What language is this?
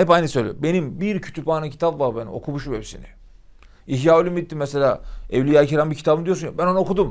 Turkish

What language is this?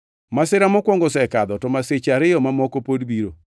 Luo (Kenya and Tanzania)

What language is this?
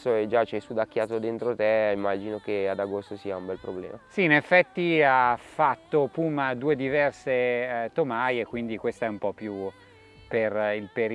Italian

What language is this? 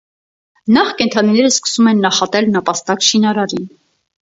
Armenian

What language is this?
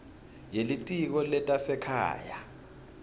Swati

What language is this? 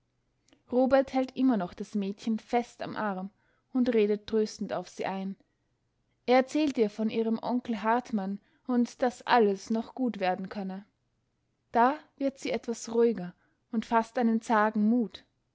German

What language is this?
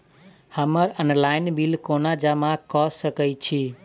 Maithili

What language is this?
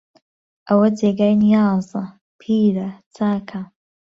Central Kurdish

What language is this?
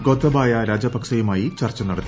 Malayalam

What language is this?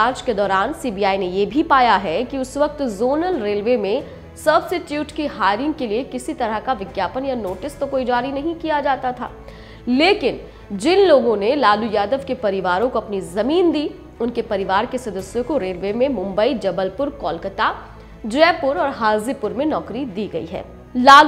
Hindi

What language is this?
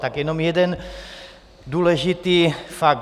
Czech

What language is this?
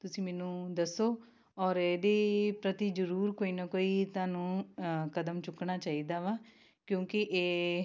Punjabi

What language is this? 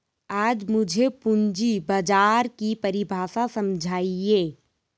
Hindi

